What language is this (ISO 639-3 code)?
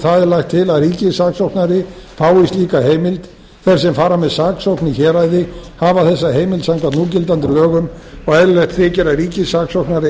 isl